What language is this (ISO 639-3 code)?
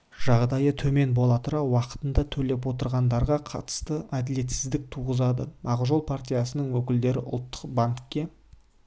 kaz